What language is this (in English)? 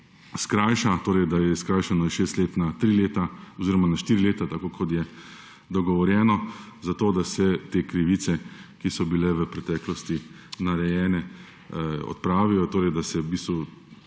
Slovenian